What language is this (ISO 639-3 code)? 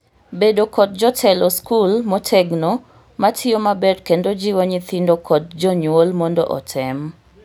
luo